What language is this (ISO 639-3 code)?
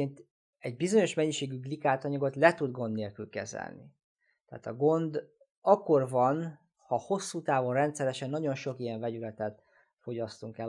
hun